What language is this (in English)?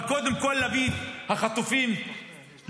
Hebrew